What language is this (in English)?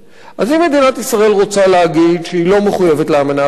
Hebrew